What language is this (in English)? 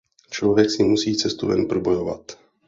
Czech